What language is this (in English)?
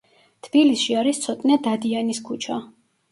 Georgian